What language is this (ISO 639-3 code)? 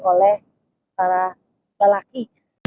ind